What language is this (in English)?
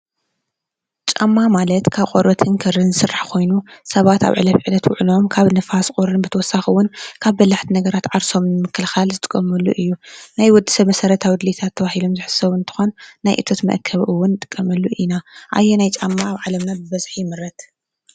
Tigrinya